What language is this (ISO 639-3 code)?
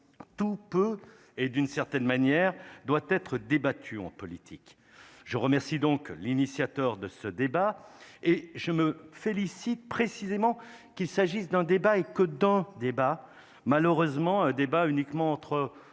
fra